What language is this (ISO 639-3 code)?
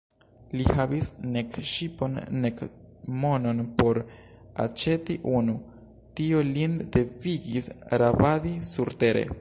epo